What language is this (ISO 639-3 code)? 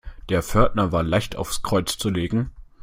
deu